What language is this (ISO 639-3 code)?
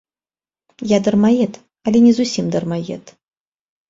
bel